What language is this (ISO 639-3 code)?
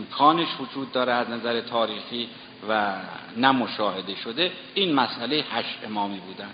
fas